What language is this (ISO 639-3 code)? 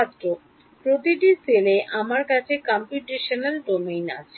ben